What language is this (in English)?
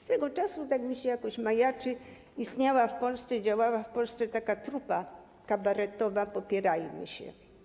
Polish